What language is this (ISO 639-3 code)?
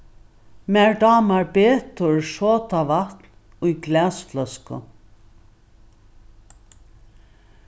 fao